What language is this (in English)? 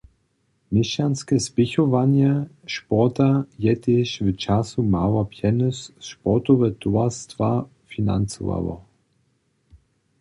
Upper Sorbian